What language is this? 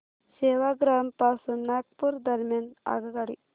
Marathi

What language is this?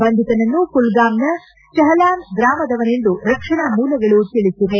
Kannada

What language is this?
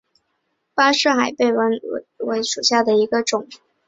Chinese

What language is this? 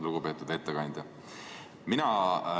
Estonian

